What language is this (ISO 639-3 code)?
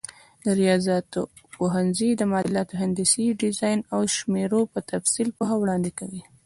pus